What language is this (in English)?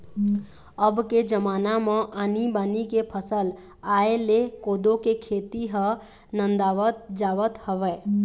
Chhattisgarhi